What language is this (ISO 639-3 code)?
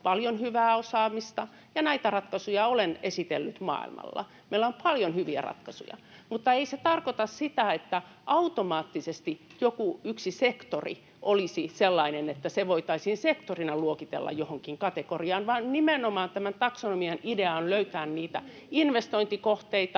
fin